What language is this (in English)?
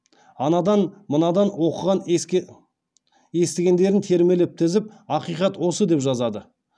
Kazakh